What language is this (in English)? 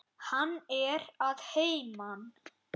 Icelandic